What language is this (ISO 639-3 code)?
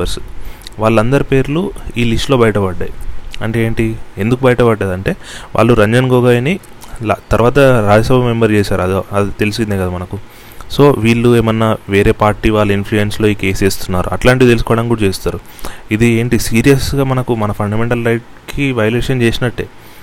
tel